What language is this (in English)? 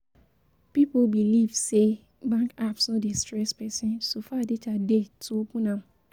Nigerian Pidgin